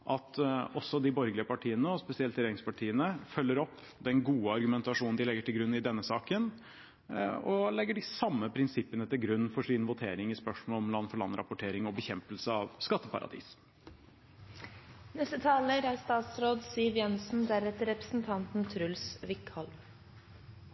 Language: Norwegian Bokmål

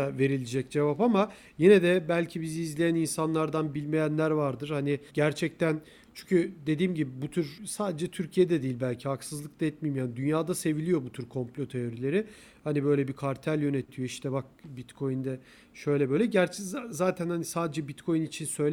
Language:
Turkish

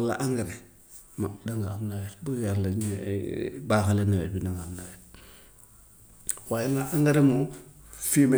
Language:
Gambian Wolof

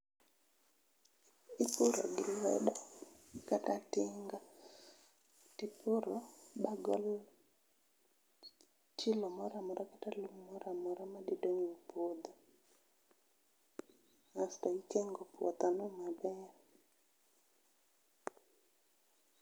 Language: Luo (Kenya and Tanzania)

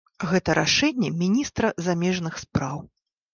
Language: Belarusian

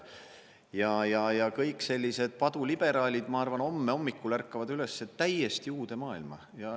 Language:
Estonian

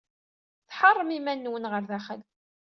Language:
Kabyle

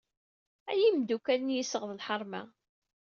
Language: Kabyle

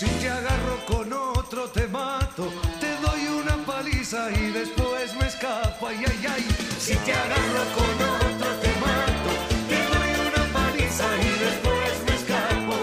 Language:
Spanish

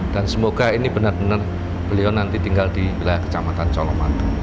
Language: Indonesian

